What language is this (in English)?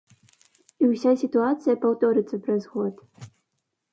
Belarusian